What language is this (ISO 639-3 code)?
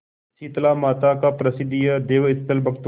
hin